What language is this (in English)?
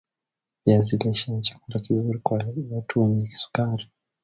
Swahili